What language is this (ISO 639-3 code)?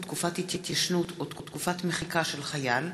heb